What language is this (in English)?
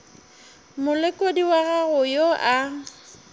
Northern Sotho